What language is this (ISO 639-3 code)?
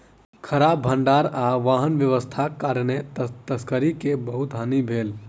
mai